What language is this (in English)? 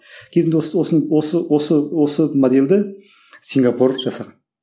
Kazakh